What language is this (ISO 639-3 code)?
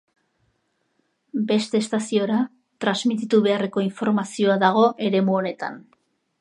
eus